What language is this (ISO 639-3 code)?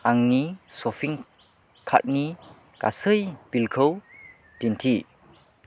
brx